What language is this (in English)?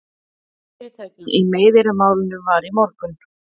Icelandic